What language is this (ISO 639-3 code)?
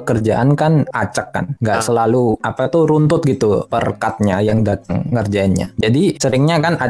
ind